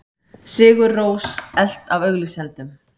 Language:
Icelandic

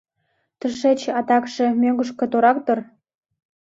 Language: Mari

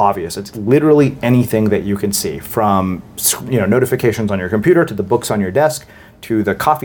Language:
English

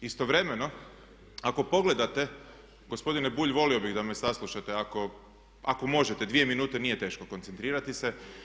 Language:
Croatian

